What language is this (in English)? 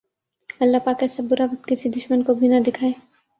Urdu